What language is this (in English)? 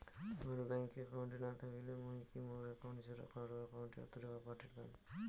Bangla